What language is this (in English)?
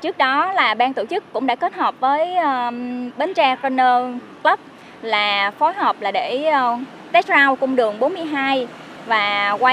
Vietnamese